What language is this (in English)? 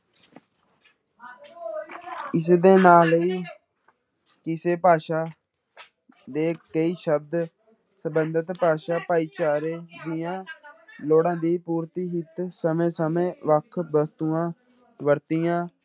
Punjabi